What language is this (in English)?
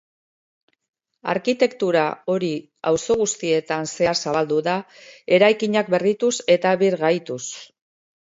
Basque